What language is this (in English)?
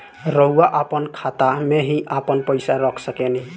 Bhojpuri